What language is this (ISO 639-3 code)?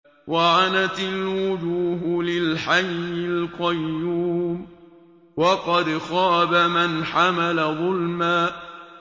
ara